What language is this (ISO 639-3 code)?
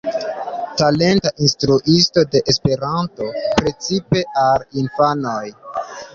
epo